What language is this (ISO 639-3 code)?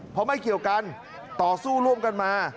tha